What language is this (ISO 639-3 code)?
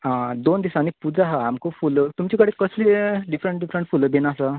kok